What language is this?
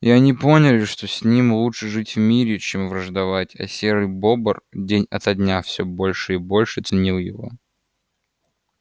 Russian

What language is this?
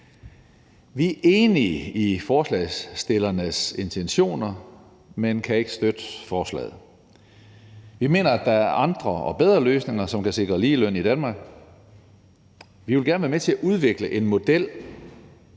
Danish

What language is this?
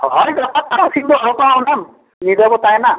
Santali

